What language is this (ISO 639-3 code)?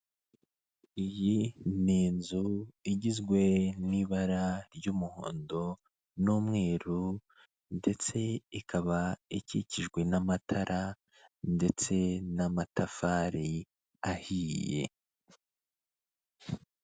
kin